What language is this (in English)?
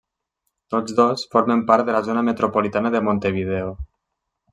Catalan